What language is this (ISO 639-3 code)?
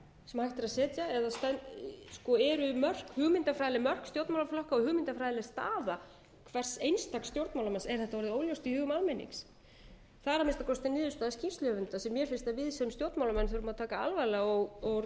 isl